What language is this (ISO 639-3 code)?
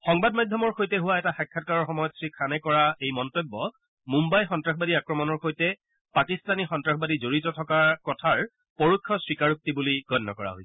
asm